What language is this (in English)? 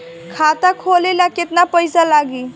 Bhojpuri